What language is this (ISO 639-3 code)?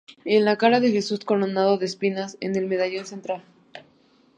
spa